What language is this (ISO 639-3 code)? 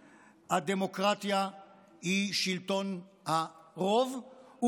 heb